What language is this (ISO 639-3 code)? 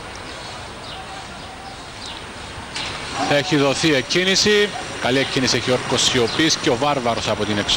ell